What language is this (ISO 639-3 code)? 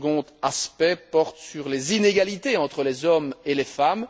fra